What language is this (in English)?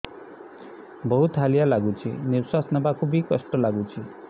Odia